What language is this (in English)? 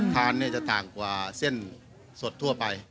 Thai